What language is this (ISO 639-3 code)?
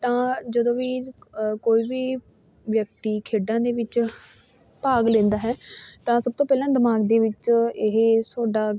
pan